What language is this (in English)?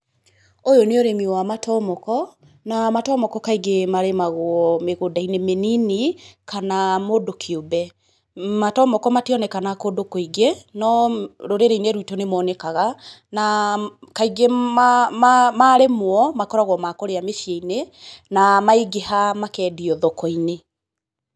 Kikuyu